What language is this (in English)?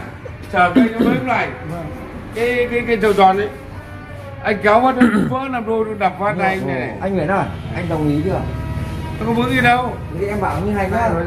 Vietnamese